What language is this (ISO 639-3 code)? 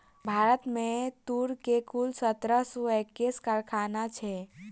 mai